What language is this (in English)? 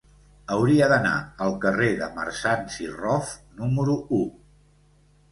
Catalan